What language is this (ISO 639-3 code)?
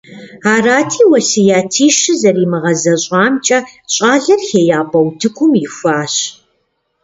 kbd